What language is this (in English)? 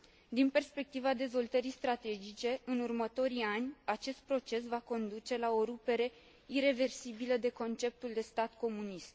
Romanian